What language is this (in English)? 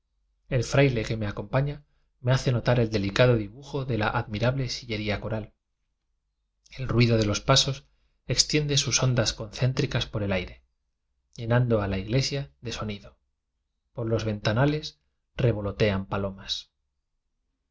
Spanish